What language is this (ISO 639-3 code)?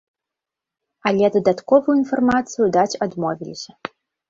bel